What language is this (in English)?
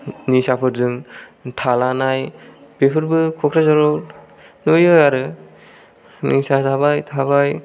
Bodo